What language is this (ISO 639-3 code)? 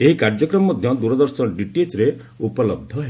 ori